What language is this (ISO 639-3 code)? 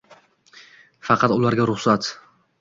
uzb